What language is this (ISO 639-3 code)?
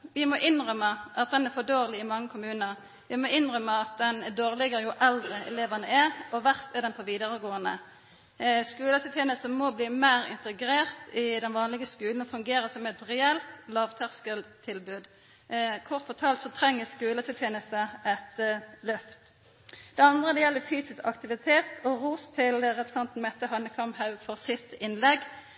nno